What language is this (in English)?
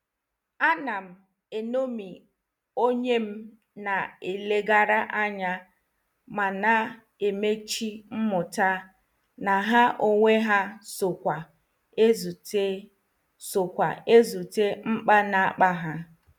Igbo